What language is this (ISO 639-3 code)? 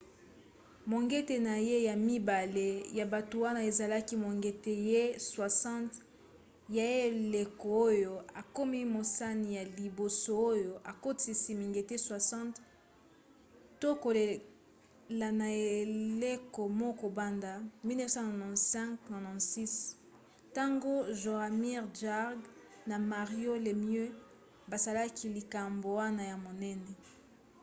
lin